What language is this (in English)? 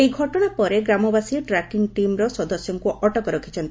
Odia